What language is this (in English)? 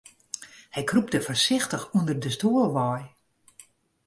Western Frisian